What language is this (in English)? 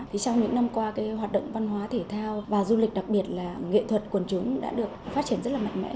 Vietnamese